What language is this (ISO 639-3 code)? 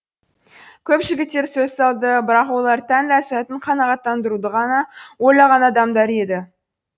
kaz